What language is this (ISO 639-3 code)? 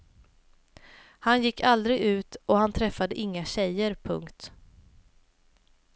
swe